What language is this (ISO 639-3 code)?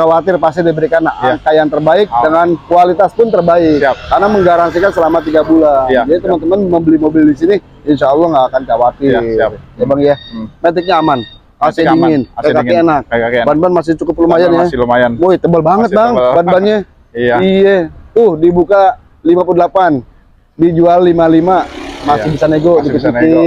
ind